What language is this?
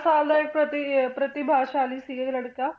Punjabi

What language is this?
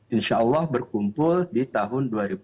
Indonesian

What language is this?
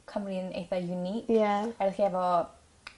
Welsh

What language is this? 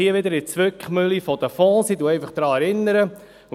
Swiss German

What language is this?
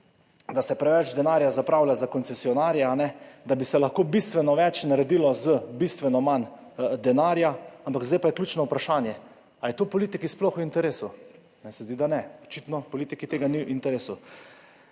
Slovenian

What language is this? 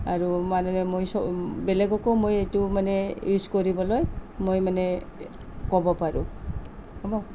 Assamese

